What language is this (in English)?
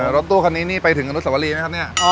Thai